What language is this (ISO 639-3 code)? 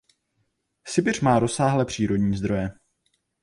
ces